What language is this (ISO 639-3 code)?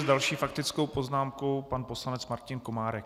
ces